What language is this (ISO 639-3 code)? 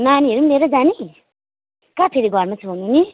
nep